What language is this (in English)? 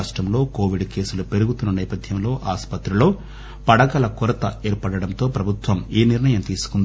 Telugu